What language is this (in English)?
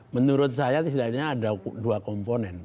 Indonesian